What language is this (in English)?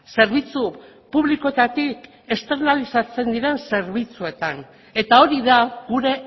Basque